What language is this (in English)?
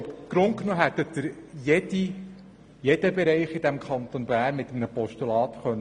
Swiss German